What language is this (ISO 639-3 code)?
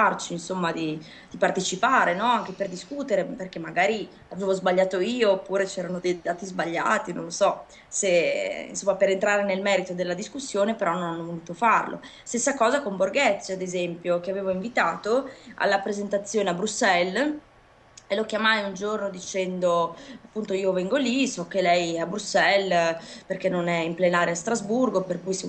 ita